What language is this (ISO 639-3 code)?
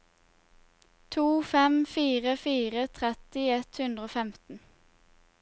nor